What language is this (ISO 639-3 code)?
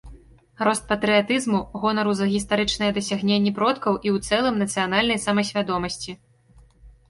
bel